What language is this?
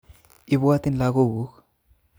Kalenjin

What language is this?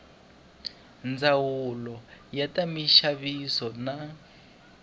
Tsonga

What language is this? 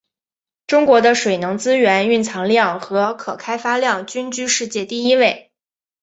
Chinese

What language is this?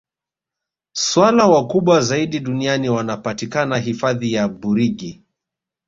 Swahili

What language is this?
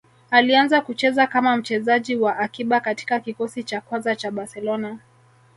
Swahili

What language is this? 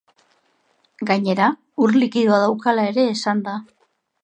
Basque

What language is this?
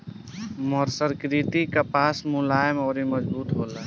Bhojpuri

